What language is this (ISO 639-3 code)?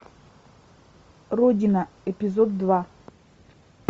rus